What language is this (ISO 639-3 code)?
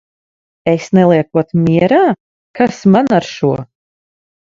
lav